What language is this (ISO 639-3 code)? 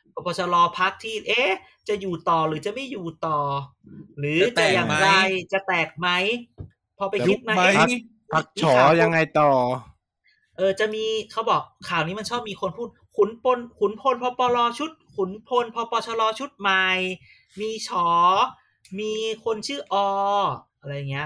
tha